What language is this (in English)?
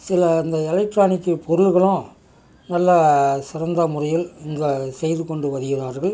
Tamil